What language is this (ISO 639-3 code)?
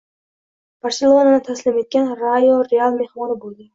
uzb